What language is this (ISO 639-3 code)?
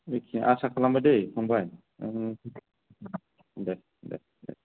brx